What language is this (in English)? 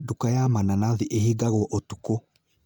Kikuyu